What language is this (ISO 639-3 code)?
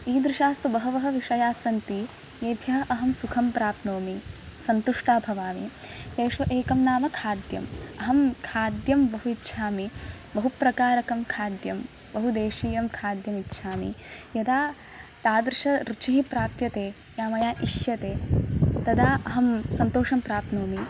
san